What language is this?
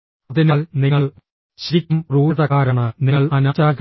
Malayalam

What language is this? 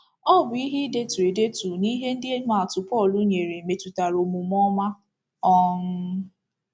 Igbo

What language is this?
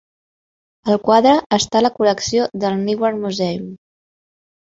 Catalan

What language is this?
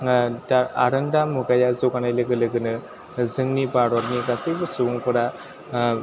Bodo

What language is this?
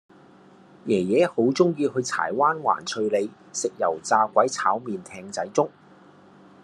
Cantonese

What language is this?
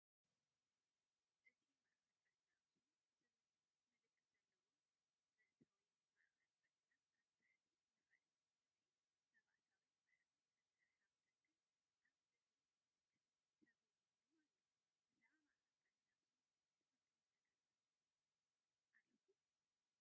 Tigrinya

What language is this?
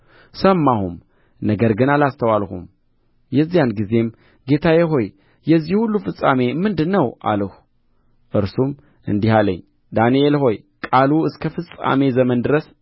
Amharic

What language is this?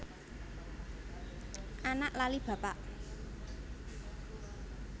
Javanese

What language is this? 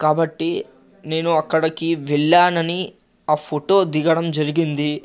Telugu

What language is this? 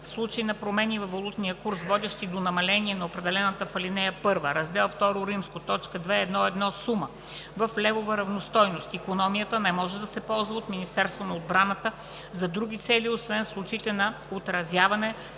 Bulgarian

